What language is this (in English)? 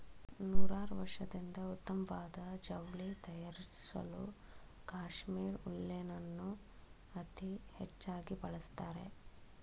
Kannada